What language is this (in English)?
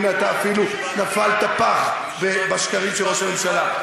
Hebrew